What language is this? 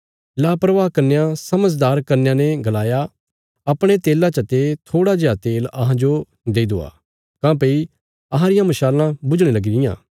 Bilaspuri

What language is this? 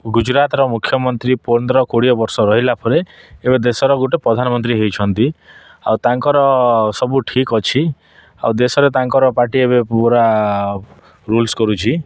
Odia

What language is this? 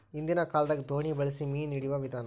Kannada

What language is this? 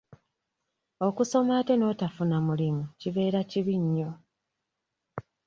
Ganda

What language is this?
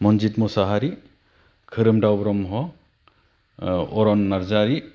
Bodo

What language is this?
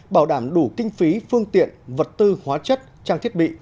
Vietnamese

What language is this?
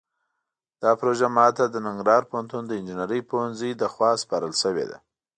Pashto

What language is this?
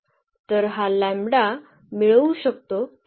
Marathi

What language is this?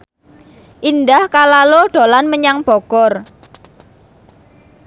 Javanese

